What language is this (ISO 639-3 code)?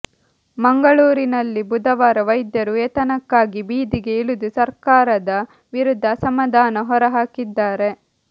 kan